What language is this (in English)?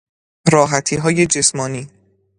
Persian